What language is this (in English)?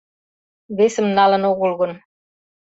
Mari